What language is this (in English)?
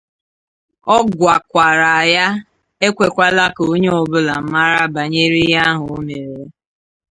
Igbo